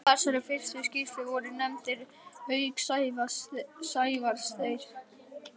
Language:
Icelandic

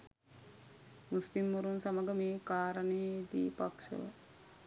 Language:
Sinhala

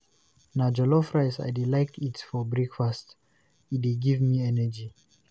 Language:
Nigerian Pidgin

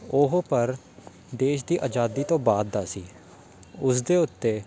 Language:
Punjabi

